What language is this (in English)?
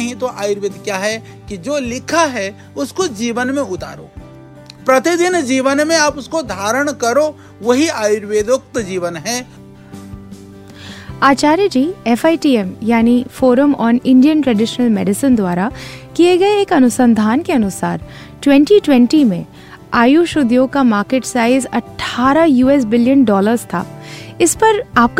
Hindi